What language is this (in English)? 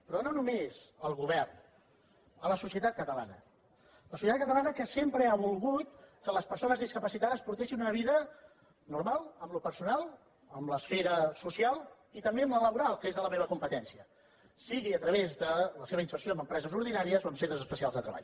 Catalan